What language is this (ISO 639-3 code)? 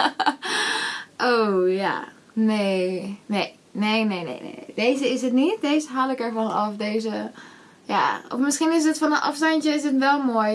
nld